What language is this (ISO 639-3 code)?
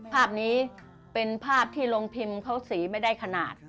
tha